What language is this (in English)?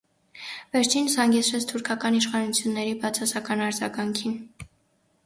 Armenian